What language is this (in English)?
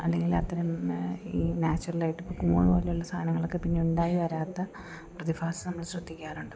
Malayalam